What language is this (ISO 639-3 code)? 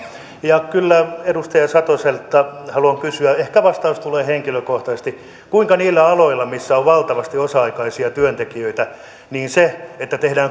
fin